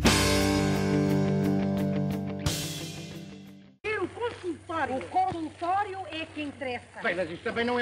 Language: Portuguese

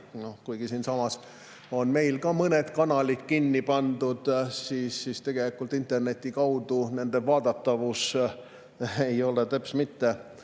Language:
Estonian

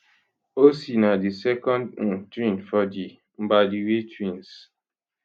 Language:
Nigerian Pidgin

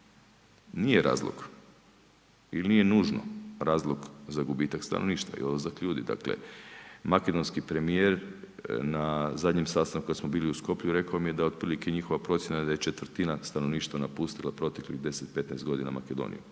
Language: Croatian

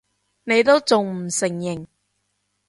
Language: Cantonese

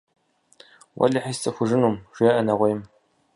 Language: Kabardian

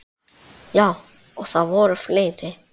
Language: Icelandic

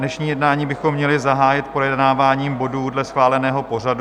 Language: Czech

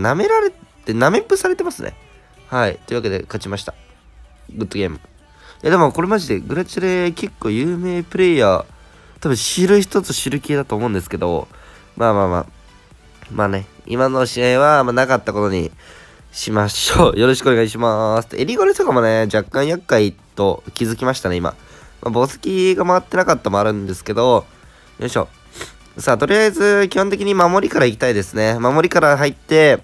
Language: Japanese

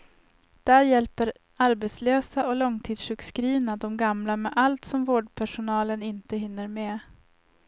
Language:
Swedish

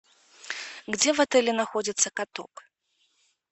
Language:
Russian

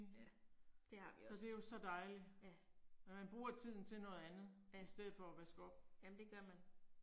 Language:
Danish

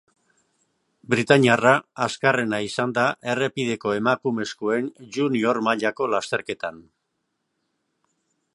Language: Basque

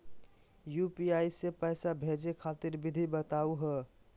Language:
Magahi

